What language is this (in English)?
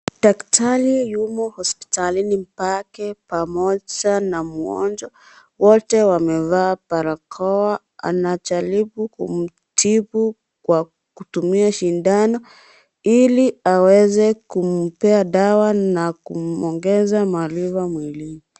Swahili